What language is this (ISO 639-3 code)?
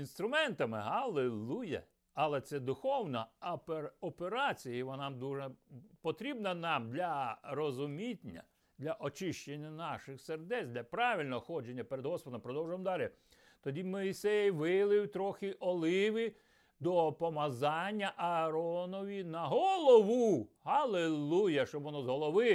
ukr